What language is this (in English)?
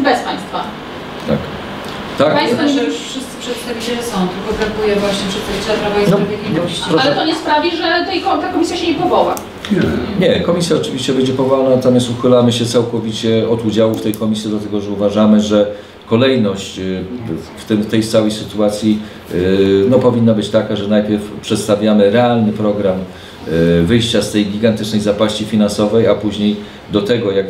Polish